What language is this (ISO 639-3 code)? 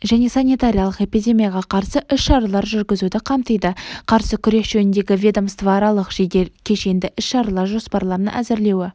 kaz